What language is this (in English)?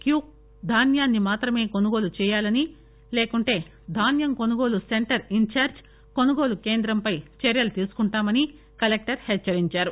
Telugu